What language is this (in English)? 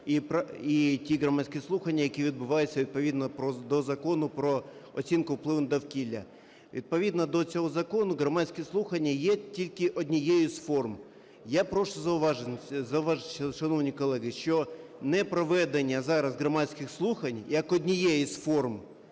Ukrainian